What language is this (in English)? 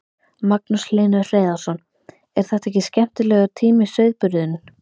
Icelandic